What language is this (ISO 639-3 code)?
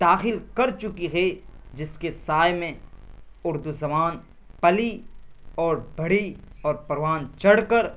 urd